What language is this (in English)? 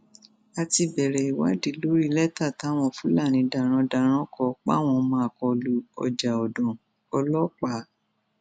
Yoruba